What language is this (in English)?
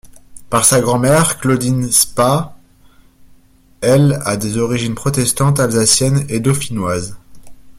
French